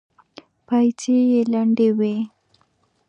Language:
Pashto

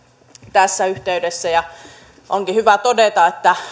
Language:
Finnish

